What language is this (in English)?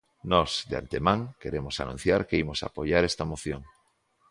Galician